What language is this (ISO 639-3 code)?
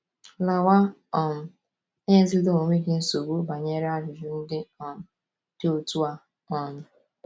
ibo